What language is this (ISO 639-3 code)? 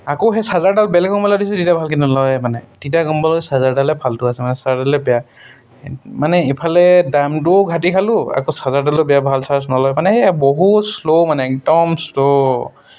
asm